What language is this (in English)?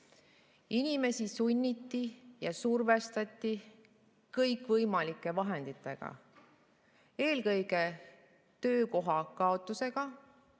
Estonian